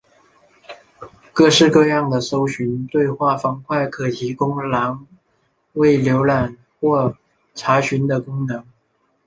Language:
Chinese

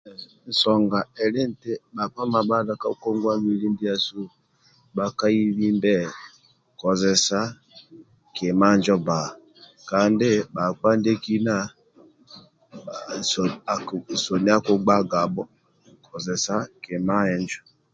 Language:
Amba (Uganda)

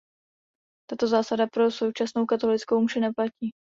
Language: Czech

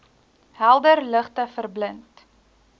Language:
Afrikaans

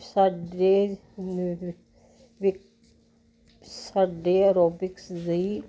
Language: Punjabi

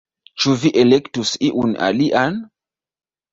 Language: Esperanto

